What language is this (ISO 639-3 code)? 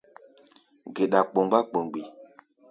gba